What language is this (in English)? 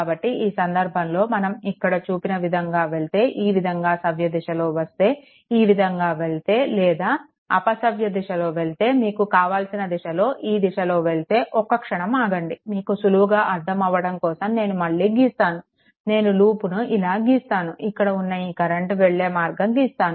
Telugu